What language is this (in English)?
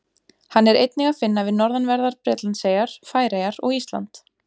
Icelandic